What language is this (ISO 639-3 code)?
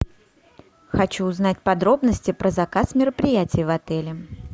rus